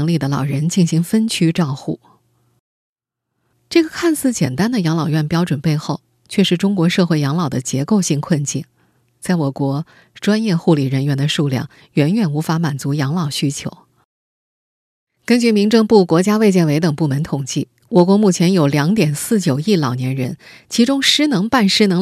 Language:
Chinese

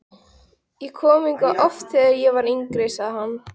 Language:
Icelandic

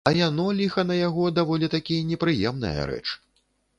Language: Belarusian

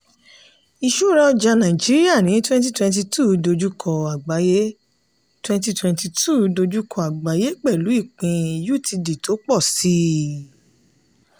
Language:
Yoruba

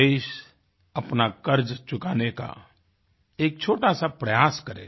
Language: Hindi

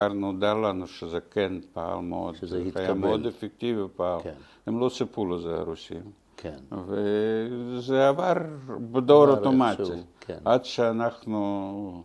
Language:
Hebrew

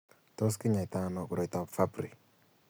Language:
Kalenjin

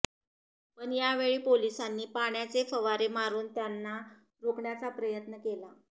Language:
Marathi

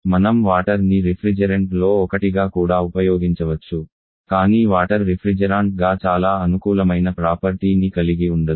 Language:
Telugu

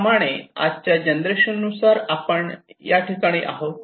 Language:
Marathi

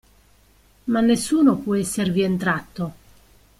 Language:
Italian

